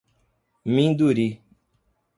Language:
Portuguese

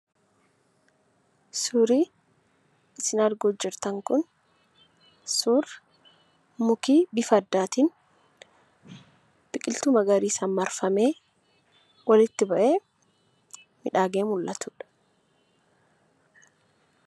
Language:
Oromo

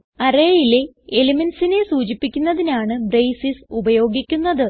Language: Malayalam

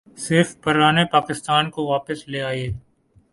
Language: Urdu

